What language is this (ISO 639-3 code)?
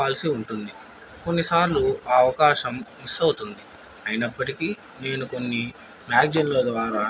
tel